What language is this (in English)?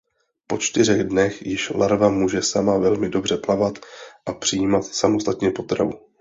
Czech